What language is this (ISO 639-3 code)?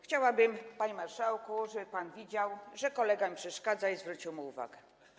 pol